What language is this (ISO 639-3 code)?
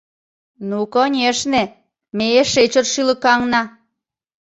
chm